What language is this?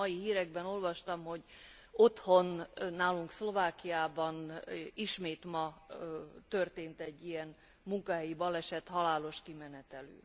Hungarian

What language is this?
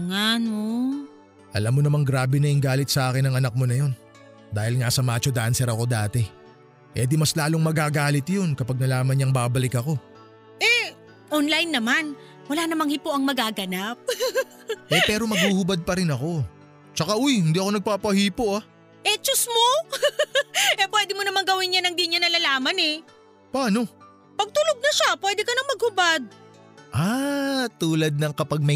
Filipino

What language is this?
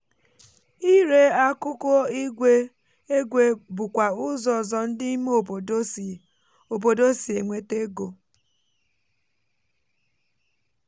Igbo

